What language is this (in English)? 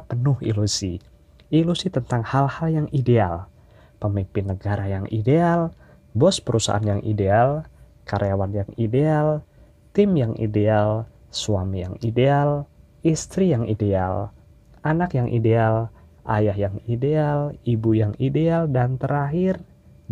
Indonesian